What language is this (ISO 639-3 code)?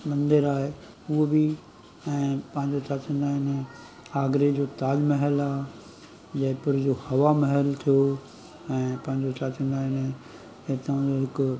snd